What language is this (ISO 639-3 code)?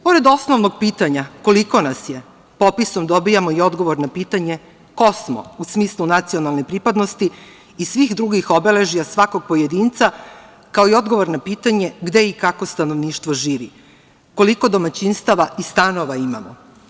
srp